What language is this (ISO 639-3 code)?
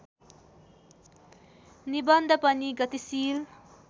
nep